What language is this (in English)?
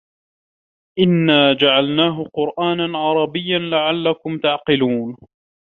Arabic